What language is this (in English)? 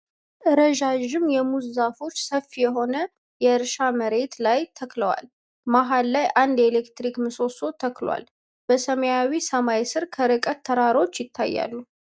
Amharic